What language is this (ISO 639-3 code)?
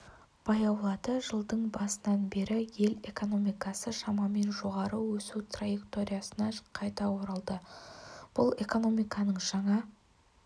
kaz